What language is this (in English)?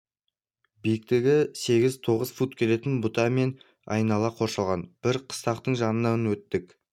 Kazakh